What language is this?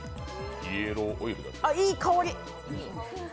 Japanese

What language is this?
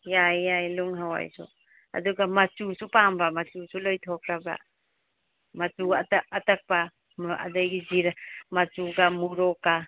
Manipuri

